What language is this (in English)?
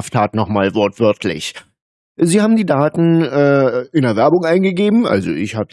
German